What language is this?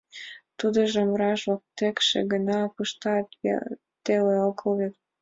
Mari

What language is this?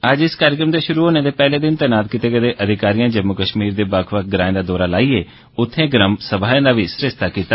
Dogri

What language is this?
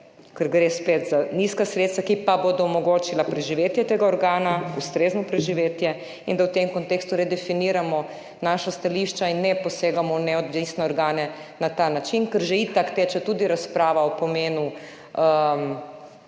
Slovenian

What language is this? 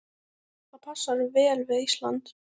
Icelandic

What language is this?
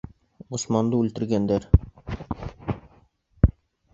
Bashkir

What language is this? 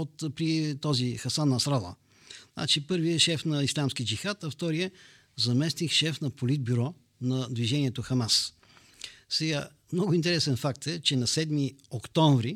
Bulgarian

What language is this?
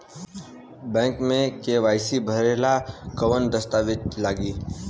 Bhojpuri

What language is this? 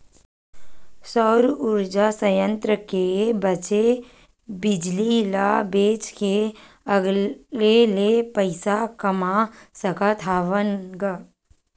Chhattisgarhi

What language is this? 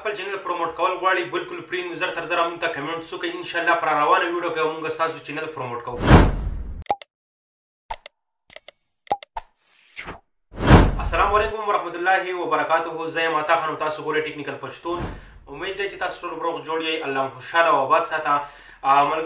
Romanian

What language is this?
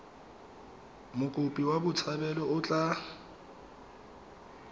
Tswana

